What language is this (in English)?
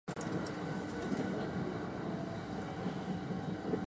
Japanese